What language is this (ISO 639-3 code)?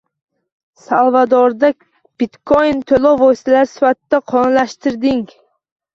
uzb